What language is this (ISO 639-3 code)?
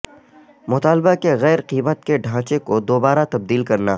urd